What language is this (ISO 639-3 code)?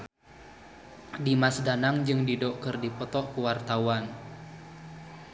sun